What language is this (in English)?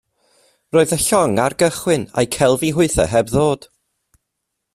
Welsh